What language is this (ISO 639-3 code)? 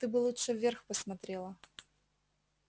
rus